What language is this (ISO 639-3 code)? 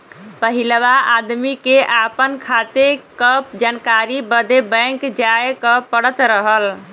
bho